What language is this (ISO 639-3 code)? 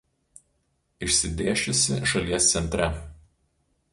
lit